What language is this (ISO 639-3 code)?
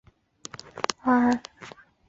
zho